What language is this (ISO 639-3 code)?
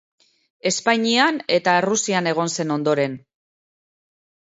eus